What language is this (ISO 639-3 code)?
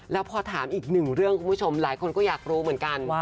tha